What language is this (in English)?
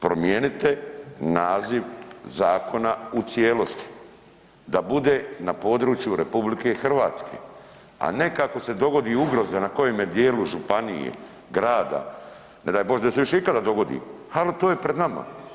Croatian